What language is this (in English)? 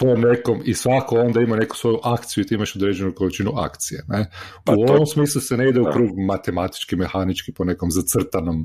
Croatian